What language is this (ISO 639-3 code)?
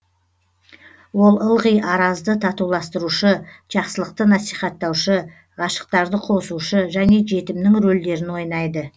kaz